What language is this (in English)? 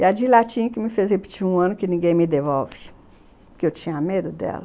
Portuguese